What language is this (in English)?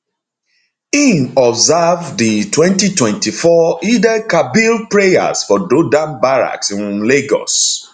Nigerian Pidgin